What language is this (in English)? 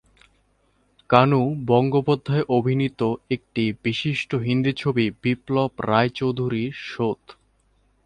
Bangla